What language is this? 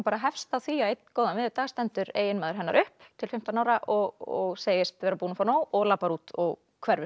Icelandic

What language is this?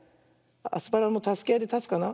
Japanese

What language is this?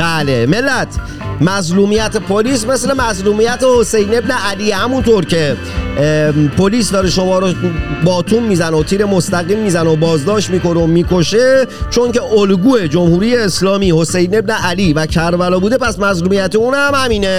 Persian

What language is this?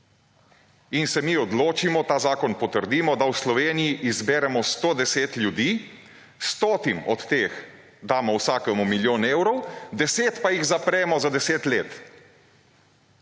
Slovenian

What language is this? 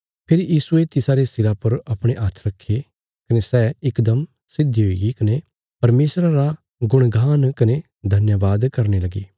Bilaspuri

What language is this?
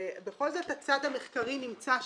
Hebrew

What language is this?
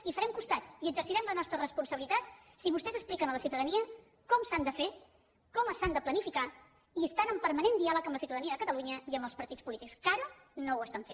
Catalan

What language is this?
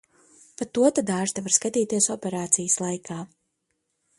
Latvian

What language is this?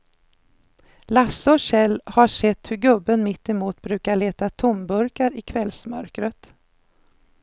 Swedish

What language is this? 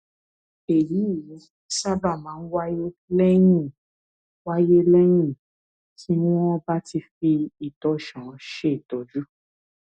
Yoruba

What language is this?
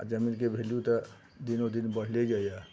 Maithili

